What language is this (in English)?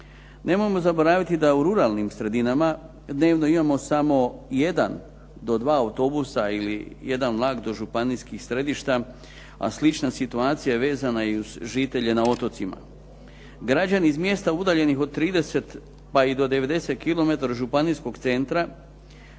Croatian